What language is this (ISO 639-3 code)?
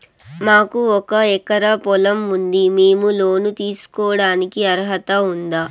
tel